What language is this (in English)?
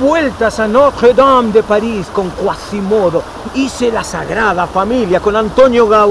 Spanish